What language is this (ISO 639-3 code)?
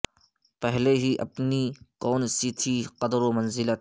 urd